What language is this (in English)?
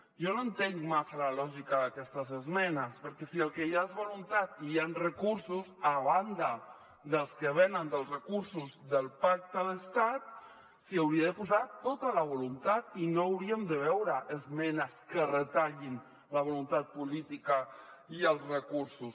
Catalan